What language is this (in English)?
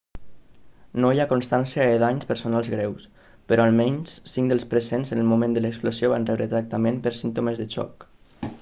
Catalan